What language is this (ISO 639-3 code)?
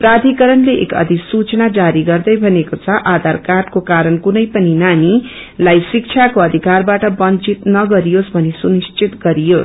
nep